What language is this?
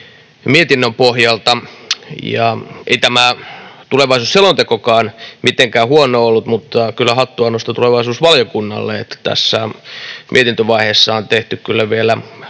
Finnish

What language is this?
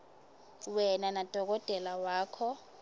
Swati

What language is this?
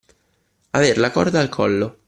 Italian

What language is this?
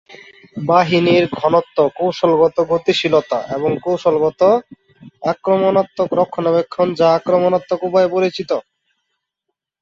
Bangla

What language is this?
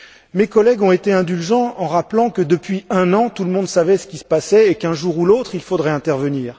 French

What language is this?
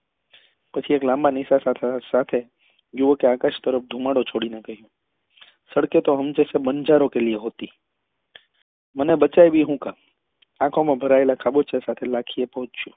Gujarati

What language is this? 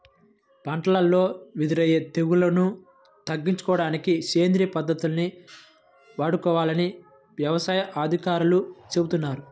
Telugu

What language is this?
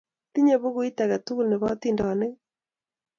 Kalenjin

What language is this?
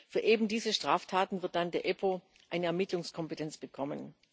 German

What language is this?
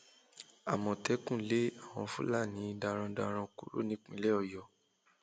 Yoruba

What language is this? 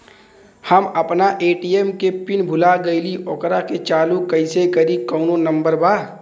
Bhojpuri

